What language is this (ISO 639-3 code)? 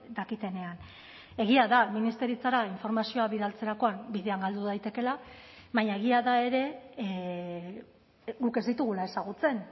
eus